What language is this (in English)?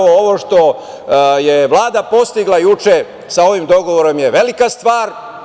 Serbian